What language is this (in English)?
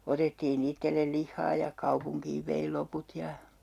Finnish